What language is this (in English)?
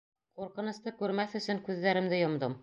Bashkir